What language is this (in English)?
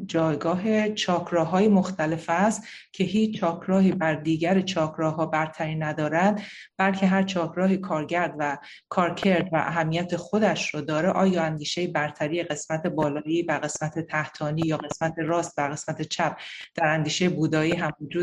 Persian